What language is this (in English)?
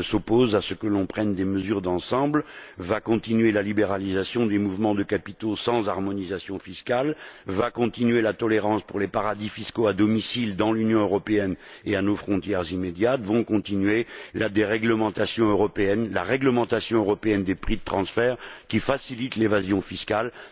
French